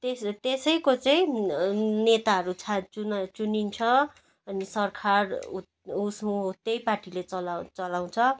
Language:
Nepali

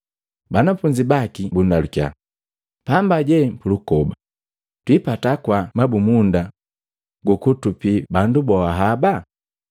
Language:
Matengo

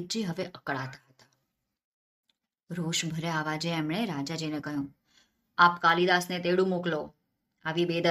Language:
Gujarati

